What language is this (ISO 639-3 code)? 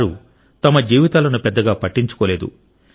tel